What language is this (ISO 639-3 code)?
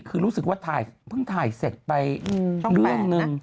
tha